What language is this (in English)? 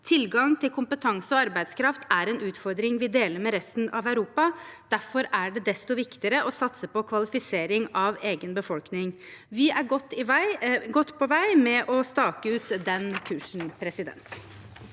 Norwegian